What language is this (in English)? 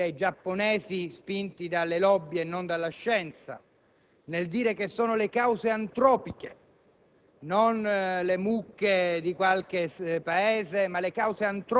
Italian